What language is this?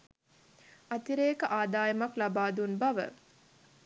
Sinhala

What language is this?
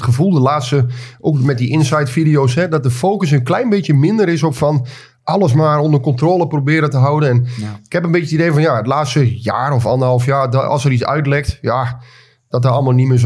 Dutch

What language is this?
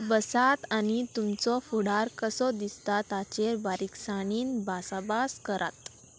Konkani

